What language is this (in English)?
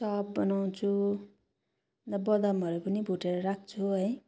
Nepali